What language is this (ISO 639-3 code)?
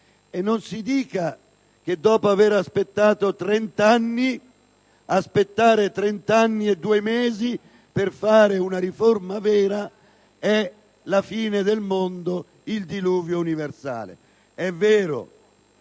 ita